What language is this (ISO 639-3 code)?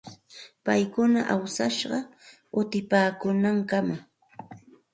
qxt